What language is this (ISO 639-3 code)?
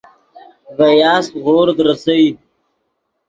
ydg